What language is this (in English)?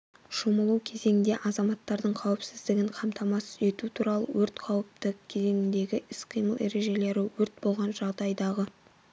Kazakh